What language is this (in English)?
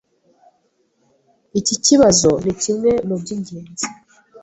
Kinyarwanda